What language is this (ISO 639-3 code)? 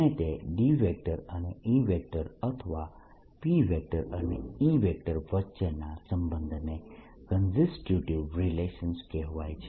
guj